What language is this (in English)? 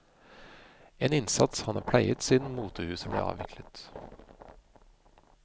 Norwegian